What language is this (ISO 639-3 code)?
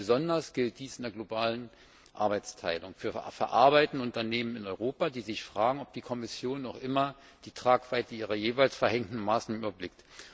deu